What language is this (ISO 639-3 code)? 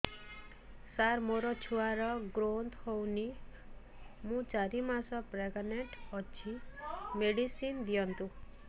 ori